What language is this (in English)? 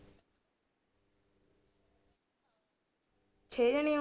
Punjabi